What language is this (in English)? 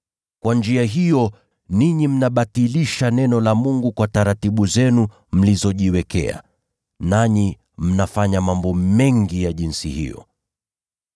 Swahili